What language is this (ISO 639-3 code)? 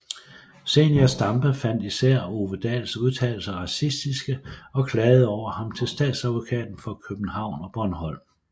dan